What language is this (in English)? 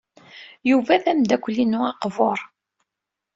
Kabyle